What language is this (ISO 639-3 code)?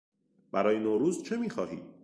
fas